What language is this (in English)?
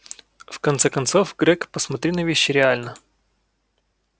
Russian